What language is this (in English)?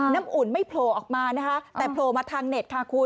Thai